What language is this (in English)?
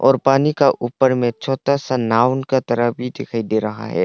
Hindi